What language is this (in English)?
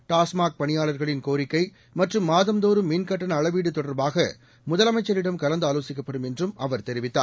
Tamil